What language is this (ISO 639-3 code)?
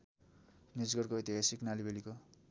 nep